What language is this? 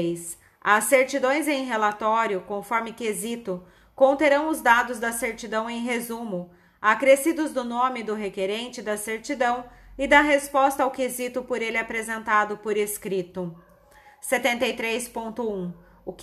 Portuguese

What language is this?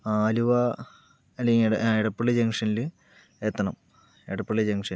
Malayalam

